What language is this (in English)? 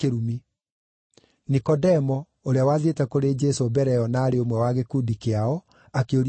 Kikuyu